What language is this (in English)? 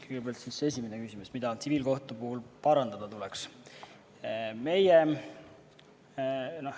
Estonian